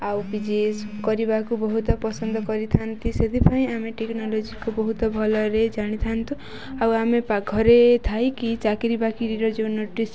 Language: Odia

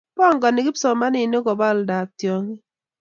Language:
Kalenjin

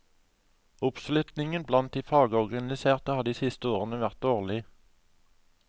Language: Norwegian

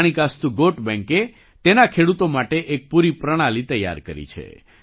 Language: Gujarati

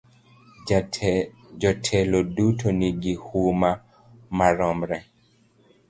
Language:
Luo (Kenya and Tanzania)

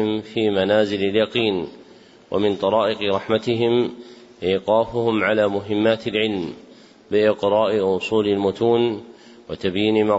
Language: Arabic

